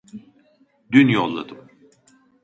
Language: Turkish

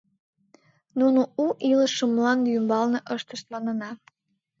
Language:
Mari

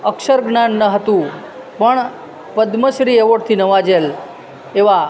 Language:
Gujarati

